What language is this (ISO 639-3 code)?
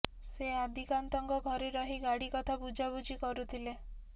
ori